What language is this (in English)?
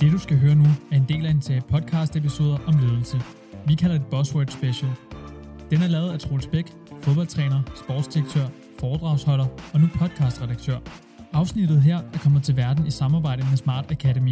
Danish